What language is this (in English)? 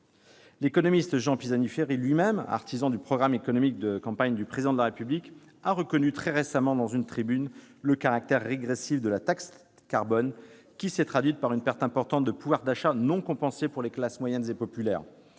French